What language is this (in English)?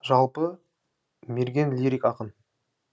Kazakh